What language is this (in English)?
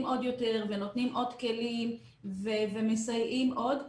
Hebrew